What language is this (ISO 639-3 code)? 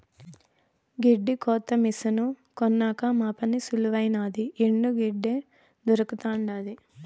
tel